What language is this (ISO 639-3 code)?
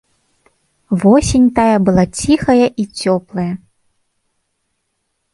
bel